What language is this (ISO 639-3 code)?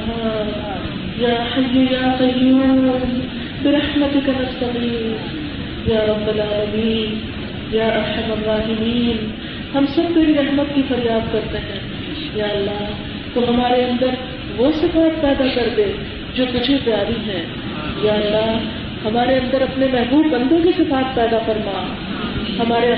urd